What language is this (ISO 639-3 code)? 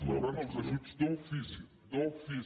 cat